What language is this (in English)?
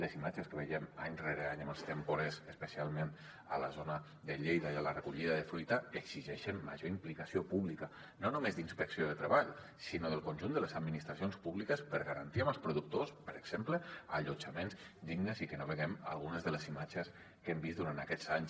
Catalan